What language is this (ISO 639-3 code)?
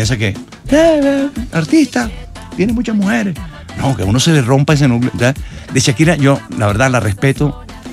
spa